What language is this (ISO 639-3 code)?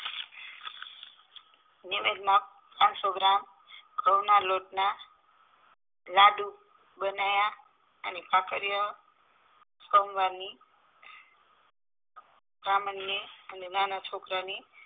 guj